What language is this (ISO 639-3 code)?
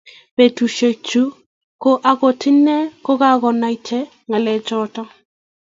kln